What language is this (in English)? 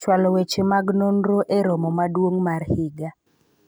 Luo (Kenya and Tanzania)